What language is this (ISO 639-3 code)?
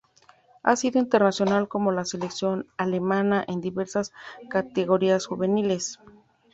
spa